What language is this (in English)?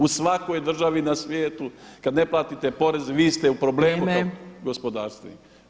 Croatian